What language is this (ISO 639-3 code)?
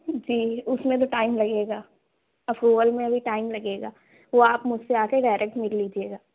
urd